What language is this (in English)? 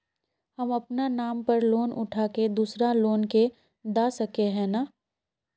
Magahi